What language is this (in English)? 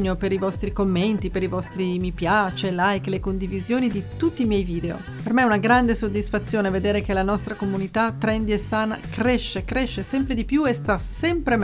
Italian